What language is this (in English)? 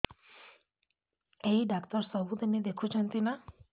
Odia